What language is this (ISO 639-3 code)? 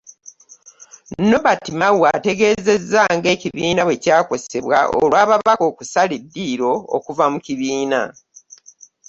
lug